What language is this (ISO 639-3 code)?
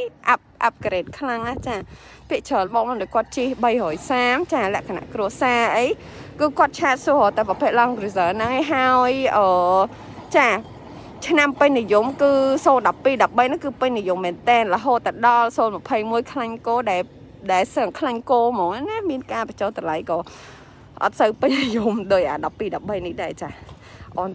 tha